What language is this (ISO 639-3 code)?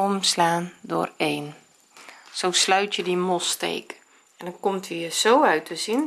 nld